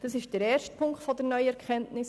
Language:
Swiss German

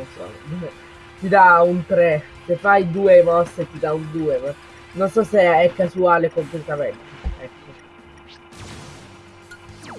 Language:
Italian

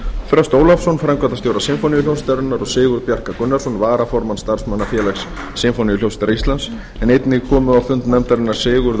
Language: Icelandic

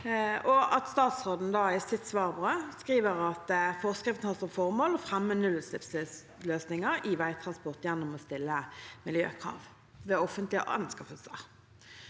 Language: Norwegian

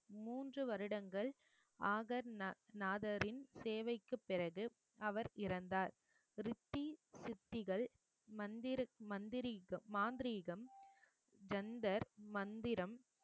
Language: Tamil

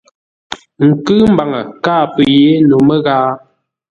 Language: Ngombale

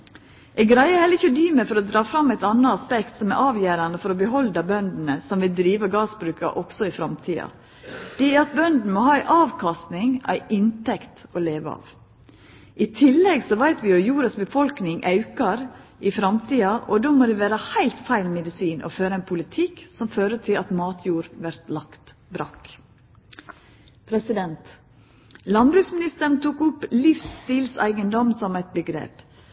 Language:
Norwegian Nynorsk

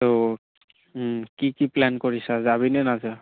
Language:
Assamese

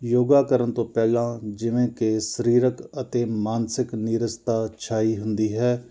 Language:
Punjabi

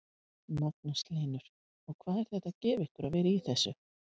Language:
Icelandic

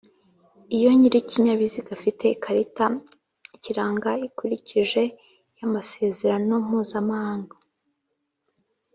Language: Kinyarwanda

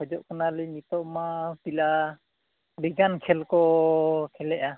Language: Santali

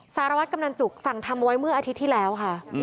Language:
Thai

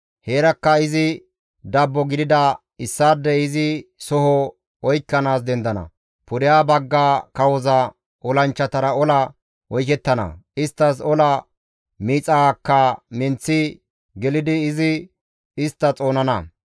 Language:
Gamo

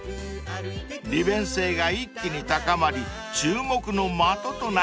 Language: Japanese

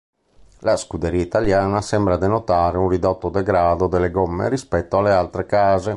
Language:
Italian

